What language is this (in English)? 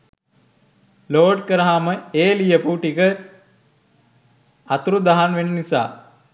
Sinhala